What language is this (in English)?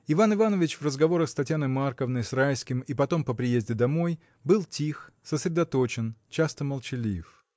Russian